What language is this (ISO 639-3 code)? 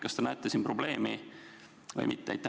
est